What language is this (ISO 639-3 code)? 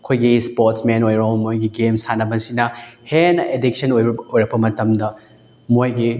mni